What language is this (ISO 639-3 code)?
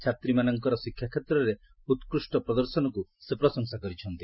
ori